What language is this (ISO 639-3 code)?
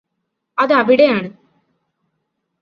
mal